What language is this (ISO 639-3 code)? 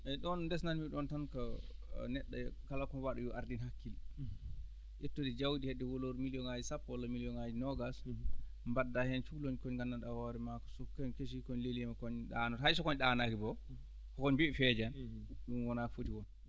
ful